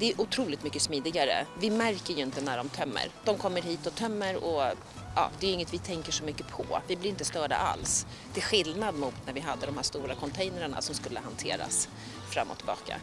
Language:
Swedish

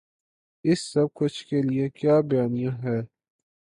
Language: Urdu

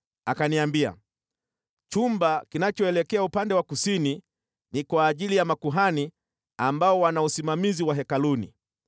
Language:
Swahili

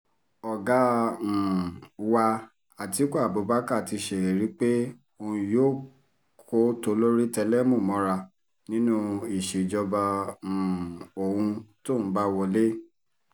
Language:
Yoruba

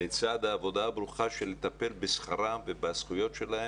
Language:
Hebrew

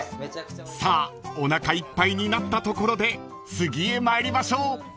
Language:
Japanese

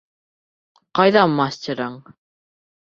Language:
Bashkir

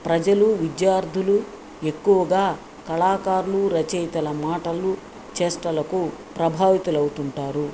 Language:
Telugu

